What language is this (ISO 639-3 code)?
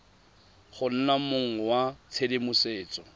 tsn